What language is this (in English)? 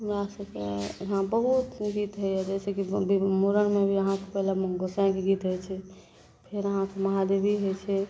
Maithili